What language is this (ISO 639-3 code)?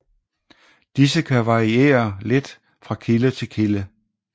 dan